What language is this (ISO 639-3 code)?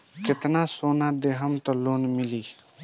bho